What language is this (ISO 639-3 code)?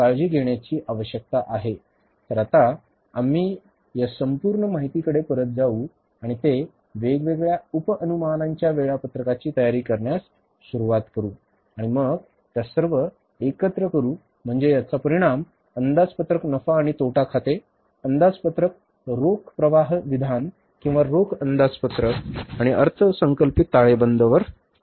mar